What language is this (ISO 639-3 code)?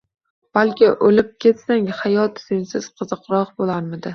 uzb